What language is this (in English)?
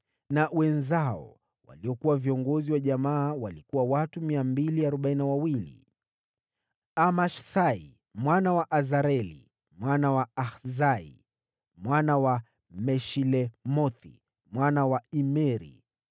Swahili